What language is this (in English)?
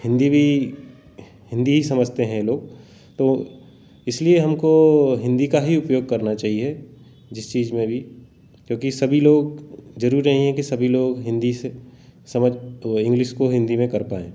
Hindi